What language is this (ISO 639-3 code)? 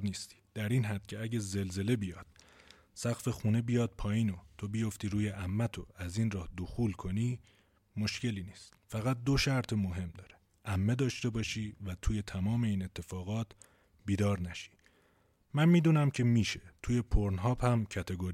fas